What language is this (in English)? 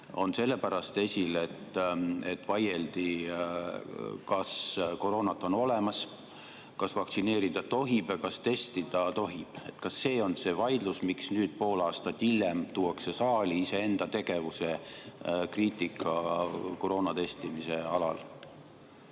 Estonian